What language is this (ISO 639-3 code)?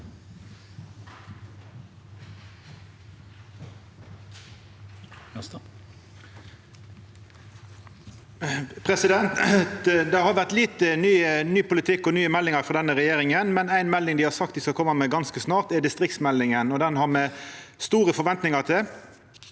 nor